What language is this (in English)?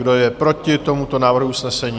Czech